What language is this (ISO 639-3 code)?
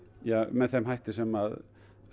isl